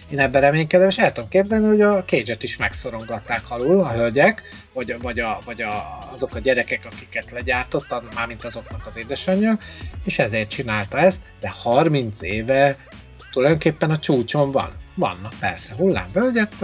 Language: Hungarian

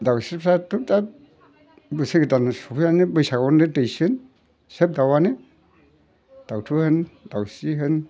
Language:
Bodo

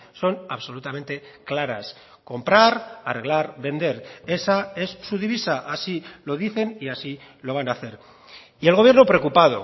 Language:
Spanish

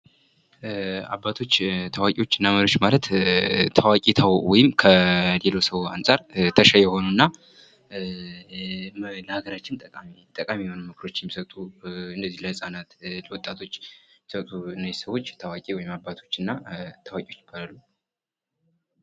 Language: Amharic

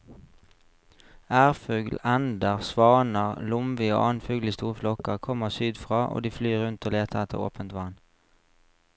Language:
Norwegian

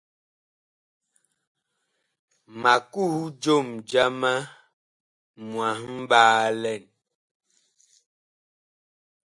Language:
Bakoko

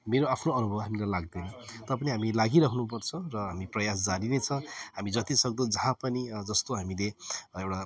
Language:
Nepali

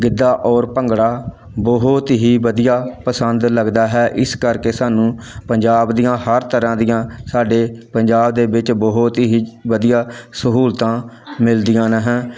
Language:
Punjabi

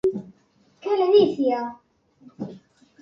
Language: Galician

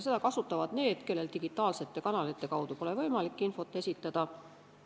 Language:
Estonian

